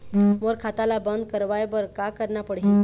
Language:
Chhattisgarhi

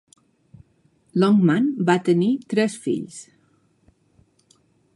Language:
Catalan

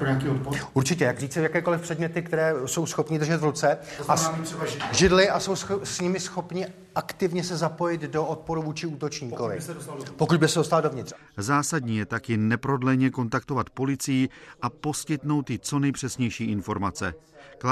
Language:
Czech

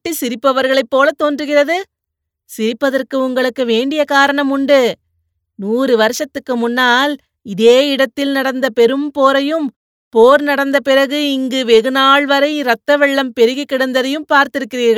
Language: Tamil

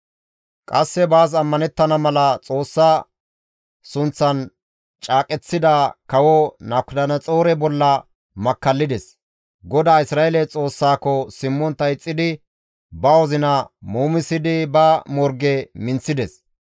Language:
Gamo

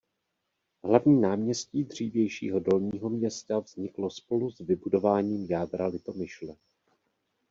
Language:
Czech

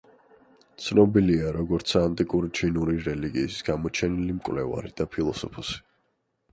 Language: Georgian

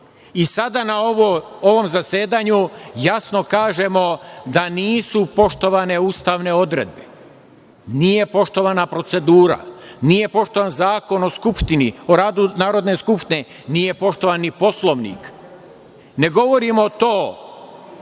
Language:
Serbian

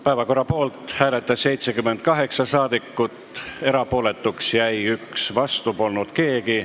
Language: Estonian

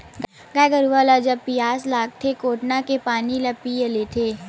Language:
Chhattisgarhi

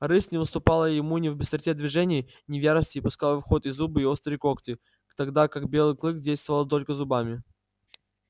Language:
Russian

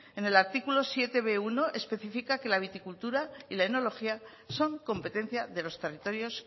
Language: Spanish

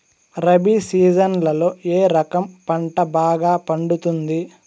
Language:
Telugu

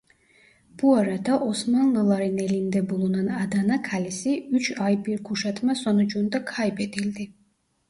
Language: Turkish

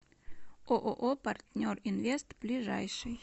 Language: Russian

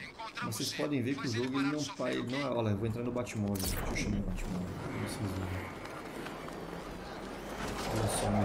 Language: Portuguese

